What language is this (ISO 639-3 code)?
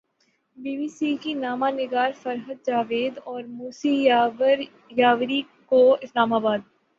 urd